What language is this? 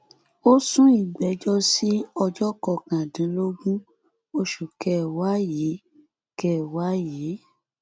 Yoruba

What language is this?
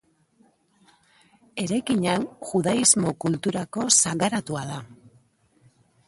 Basque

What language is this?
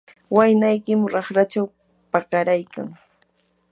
Yanahuanca Pasco Quechua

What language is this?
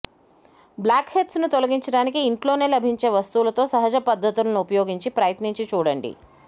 Telugu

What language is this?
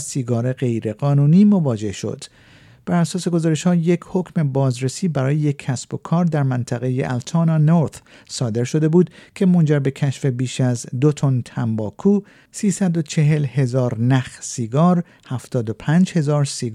Persian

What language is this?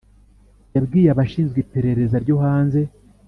Kinyarwanda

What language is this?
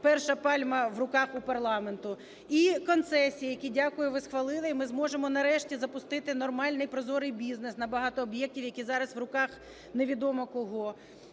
Ukrainian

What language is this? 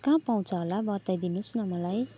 Nepali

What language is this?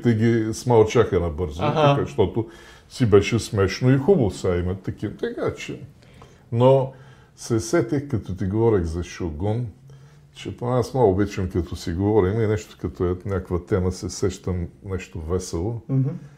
Bulgarian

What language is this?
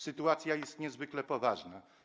Polish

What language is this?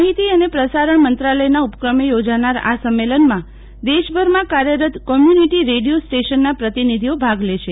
Gujarati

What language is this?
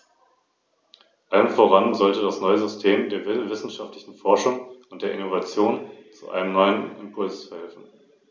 German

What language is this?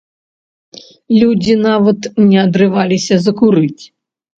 Belarusian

